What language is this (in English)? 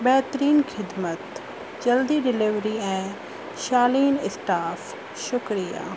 Sindhi